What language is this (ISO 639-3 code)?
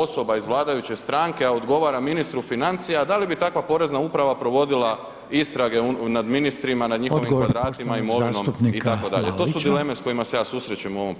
hrv